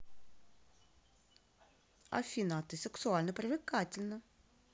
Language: Russian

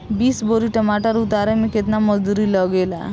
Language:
Bhojpuri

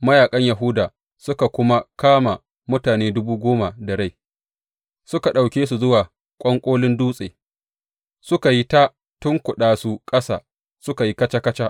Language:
Hausa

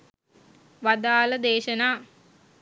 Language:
Sinhala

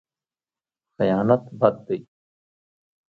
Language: Pashto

